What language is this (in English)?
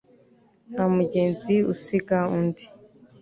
Kinyarwanda